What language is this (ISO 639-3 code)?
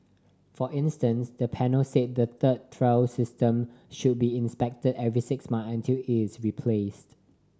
eng